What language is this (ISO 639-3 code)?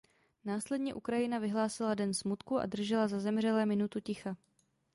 ces